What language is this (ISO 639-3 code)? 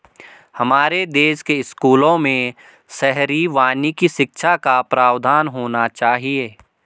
hin